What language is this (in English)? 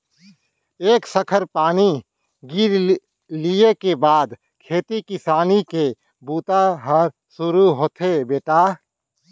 Chhattisgarhi